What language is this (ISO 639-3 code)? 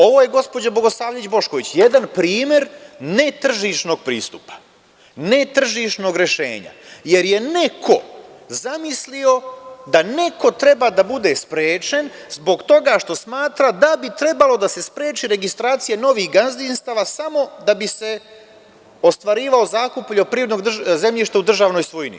srp